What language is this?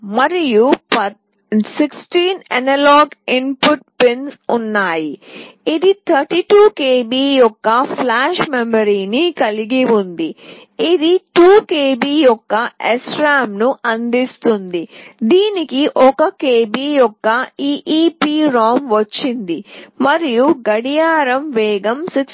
Telugu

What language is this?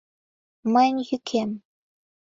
Mari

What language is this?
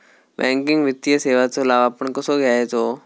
Marathi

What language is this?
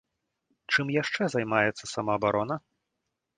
Belarusian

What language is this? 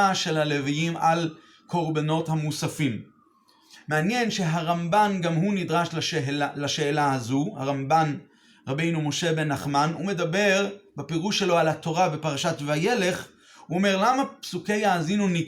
Hebrew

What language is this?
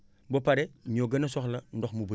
Wolof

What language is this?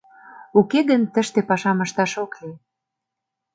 Mari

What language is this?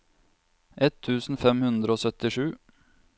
Norwegian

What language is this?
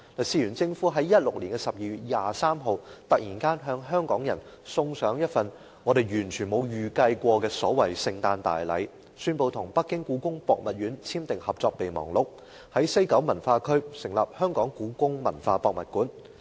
Cantonese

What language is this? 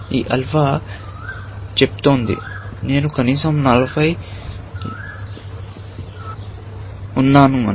Telugu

